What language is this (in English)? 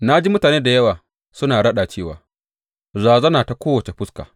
Hausa